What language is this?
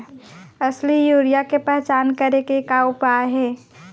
Chhattisgarhi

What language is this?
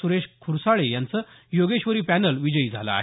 Marathi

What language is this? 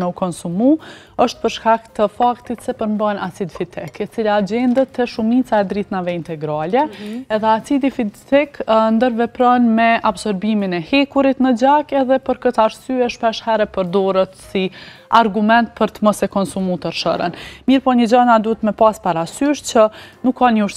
Romanian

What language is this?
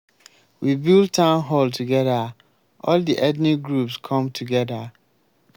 Nigerian Pidgin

